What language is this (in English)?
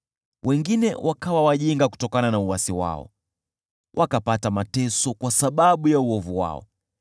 Swahili